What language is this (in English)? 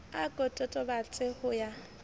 Southern Sotho